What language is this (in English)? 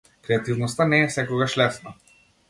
Macedonian